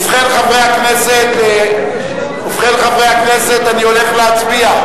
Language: Hebrew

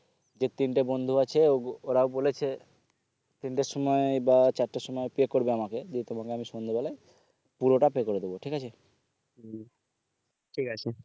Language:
Bangla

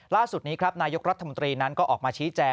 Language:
Thai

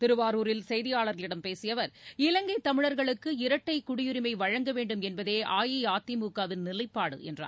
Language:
Tamil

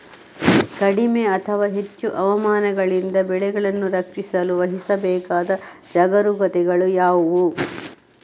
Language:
Kannada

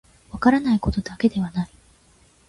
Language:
Japanese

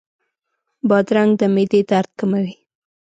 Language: Pashto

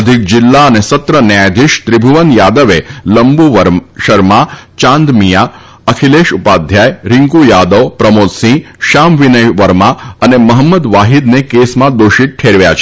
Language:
Gujarati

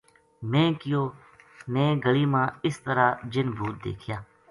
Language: Gujari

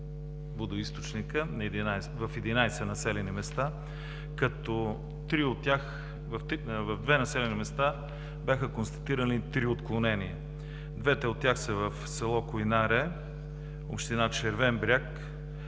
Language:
Bulgarian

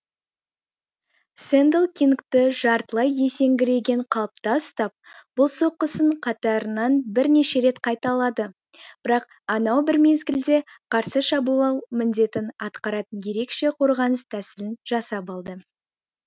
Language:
Kazakh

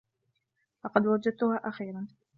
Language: Arabic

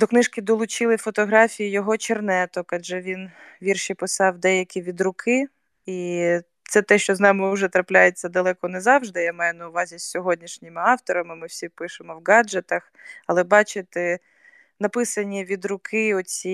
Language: Ukrainian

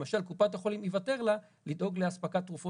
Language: Hebrew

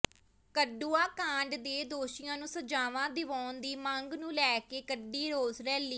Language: Punjabi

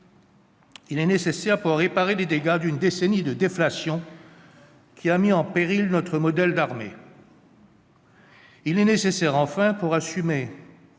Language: French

